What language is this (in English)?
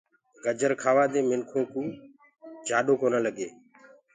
Gurgula